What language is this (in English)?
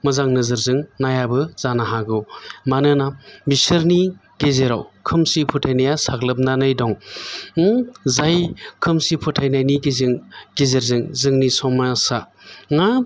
Bodo